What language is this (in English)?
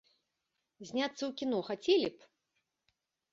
Belarusian